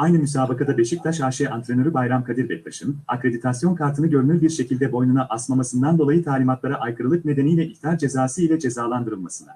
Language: Turkish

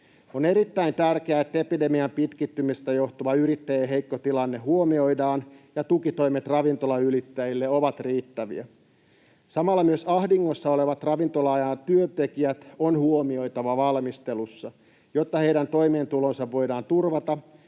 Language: Finnish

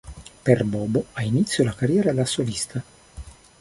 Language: Italian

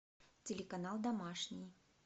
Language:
Russian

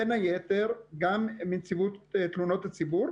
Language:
Hebrew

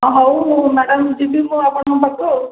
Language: Odia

